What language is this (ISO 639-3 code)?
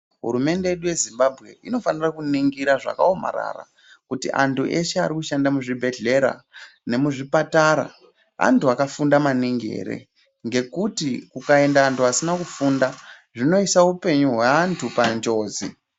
ndc